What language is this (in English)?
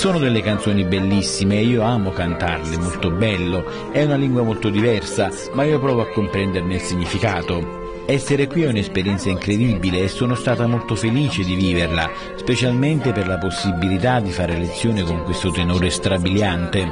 Italian